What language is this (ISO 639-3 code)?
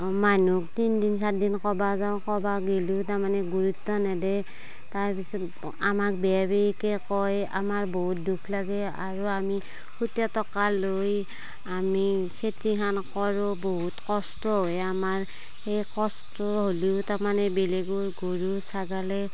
asm